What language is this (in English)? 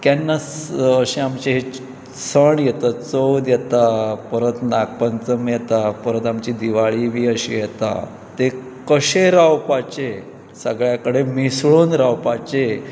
Konkani